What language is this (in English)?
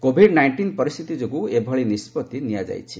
Odia